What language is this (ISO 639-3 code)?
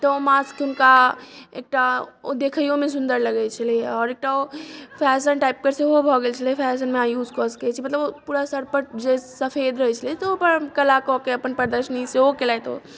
mai